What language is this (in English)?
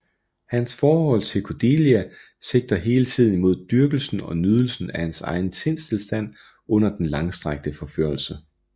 Danish